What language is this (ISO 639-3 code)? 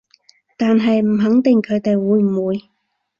yue